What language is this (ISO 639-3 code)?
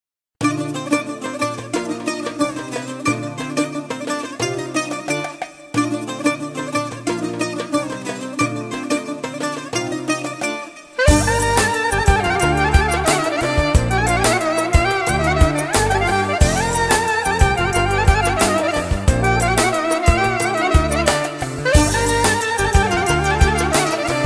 ell